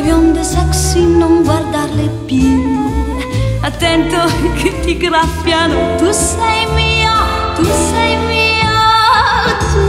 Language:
Italian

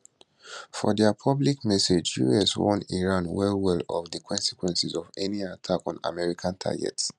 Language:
Nigerian Pidgin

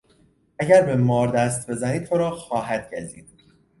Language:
Persian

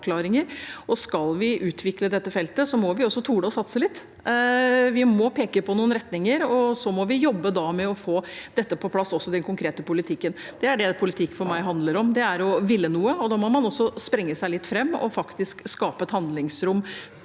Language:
Norwegian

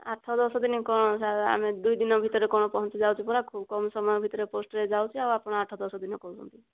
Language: Odia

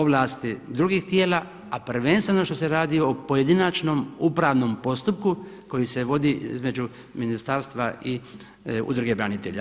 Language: Croatian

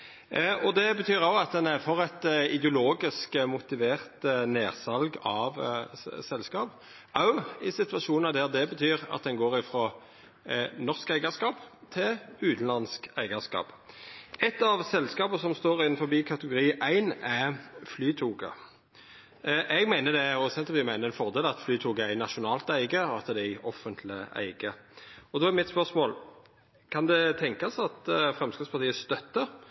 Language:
Norwegian Nynorsk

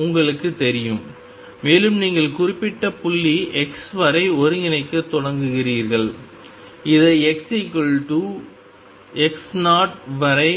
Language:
Tamil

